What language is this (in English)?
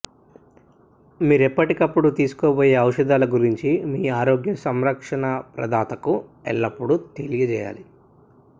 Telugu